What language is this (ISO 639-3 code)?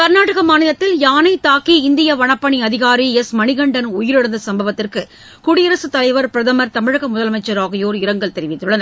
tam